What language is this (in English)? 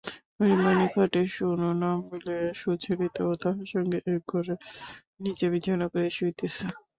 Bangla